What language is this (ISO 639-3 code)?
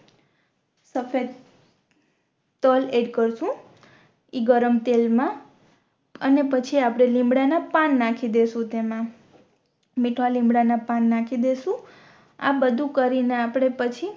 guj